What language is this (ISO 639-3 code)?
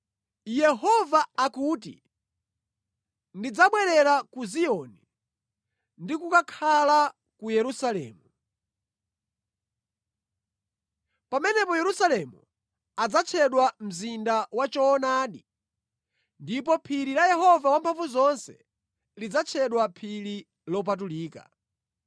nya